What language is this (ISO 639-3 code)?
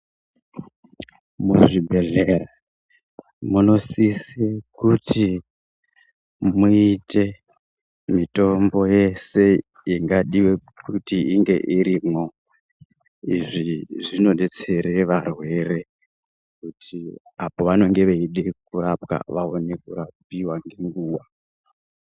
ndc